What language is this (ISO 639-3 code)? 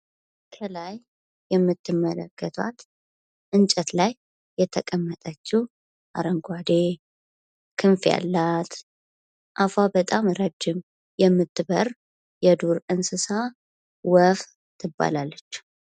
amh